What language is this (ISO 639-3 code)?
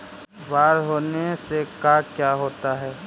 mag